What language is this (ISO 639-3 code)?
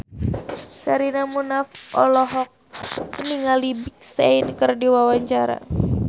sun